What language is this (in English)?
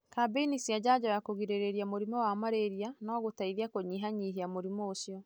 Kikuyu